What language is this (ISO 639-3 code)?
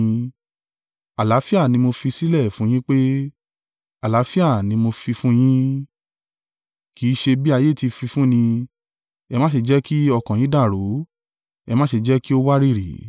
yor